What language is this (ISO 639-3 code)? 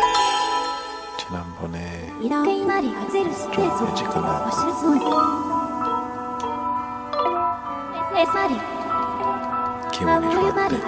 kor